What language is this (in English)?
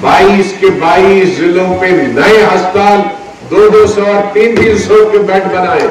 Hindi